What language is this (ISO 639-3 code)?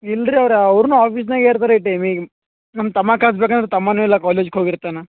kan